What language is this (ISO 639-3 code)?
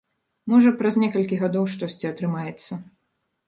bel